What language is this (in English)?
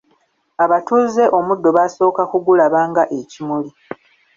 Ganda